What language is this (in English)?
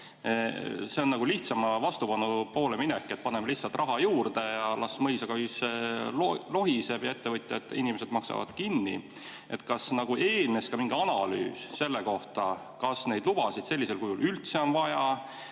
Estonian